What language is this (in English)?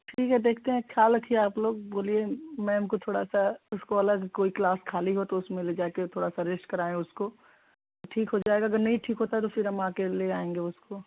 Hindi